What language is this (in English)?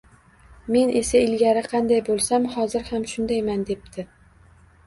Uzbek